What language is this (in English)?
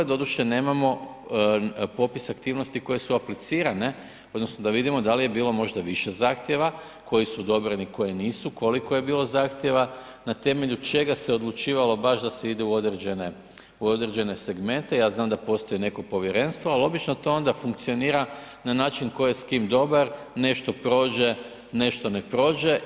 Croatian